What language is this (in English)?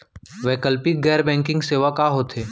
Chhattisgarhi